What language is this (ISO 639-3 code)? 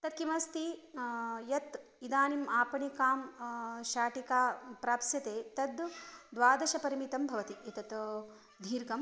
san